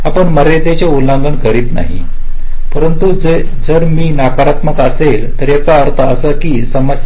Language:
Marathi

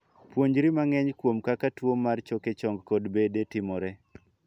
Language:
Luo (Kenya and Tanzania)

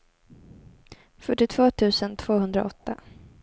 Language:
Swedish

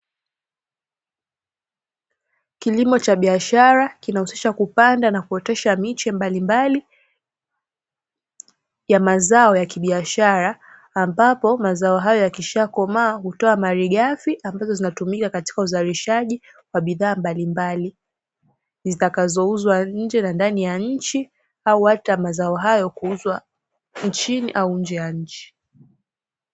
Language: Swahili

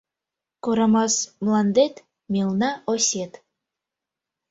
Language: Mari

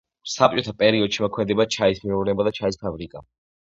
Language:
Georgian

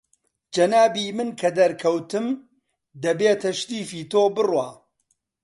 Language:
Central Kurdish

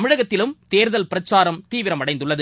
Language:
Tamil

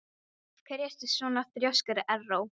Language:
Icelandic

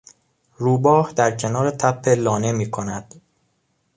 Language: Persian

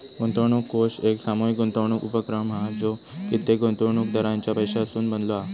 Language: Marathi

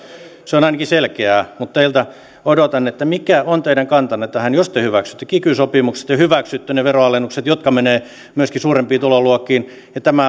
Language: Finnish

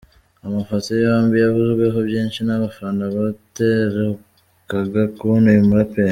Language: Kinyarwanda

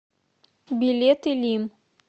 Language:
Russian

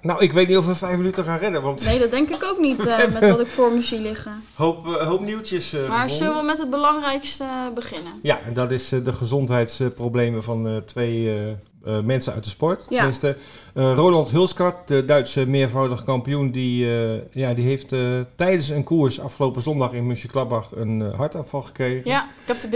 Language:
Dutch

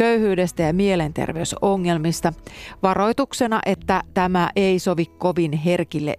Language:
Finnish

